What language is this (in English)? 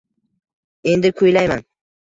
Uzbek